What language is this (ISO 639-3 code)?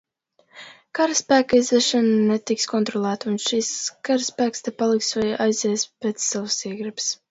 lav